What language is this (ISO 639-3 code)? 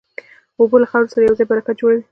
pus